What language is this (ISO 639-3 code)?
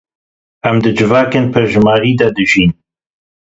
kur